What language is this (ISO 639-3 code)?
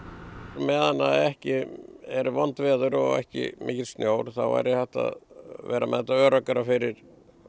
isl